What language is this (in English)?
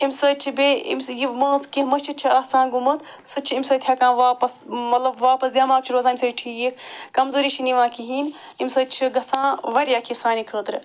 Kashmiri